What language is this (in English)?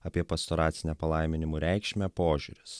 Lithuanian